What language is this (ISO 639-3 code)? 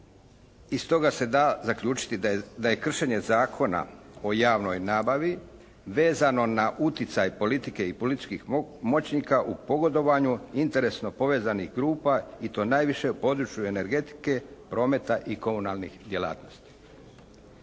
hrv